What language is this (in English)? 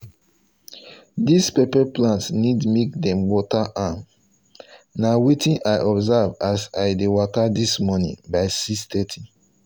Nigerian Pidgin